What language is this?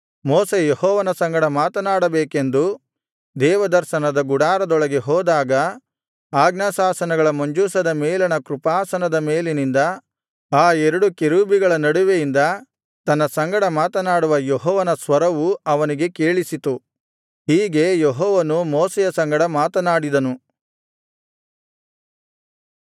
Kannada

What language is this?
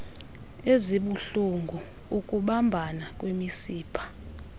Xhosa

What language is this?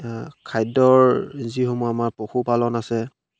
Assamese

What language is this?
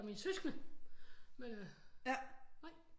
Danish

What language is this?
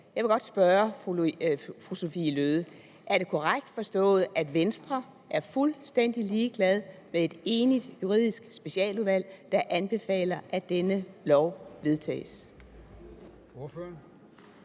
Danish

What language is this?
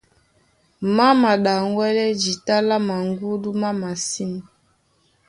Duala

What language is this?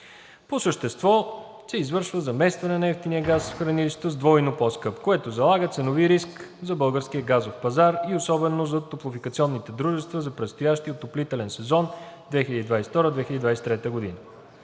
Bulgarian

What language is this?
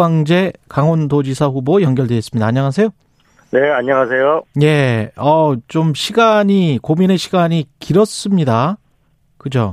Korean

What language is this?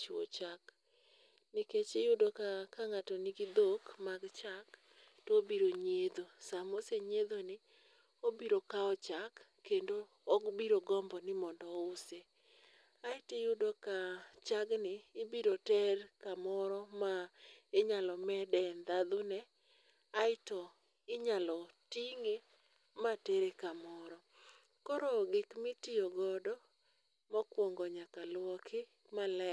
Luo (Kenya and Tanzania)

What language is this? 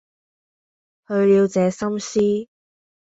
Cantonese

